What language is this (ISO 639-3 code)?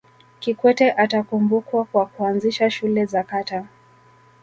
swa